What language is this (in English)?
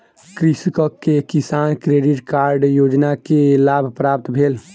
Maithili